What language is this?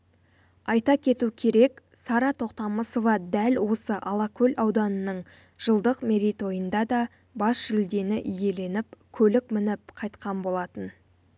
Kazakh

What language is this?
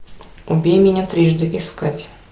Russian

